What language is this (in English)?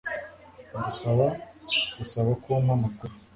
Kinyarwanda